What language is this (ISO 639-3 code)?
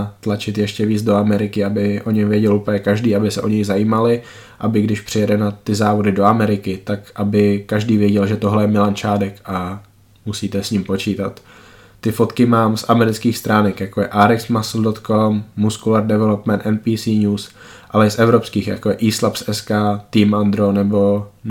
ces